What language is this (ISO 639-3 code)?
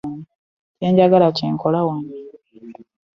lug